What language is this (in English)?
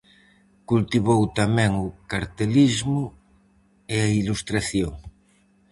Galician